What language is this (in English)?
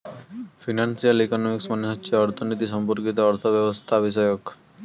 Bangla